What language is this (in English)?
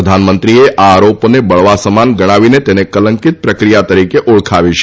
Gujarati